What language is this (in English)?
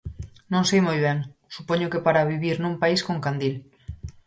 Galician